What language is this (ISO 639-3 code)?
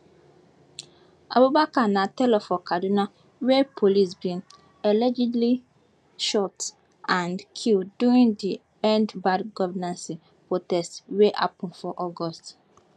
pcm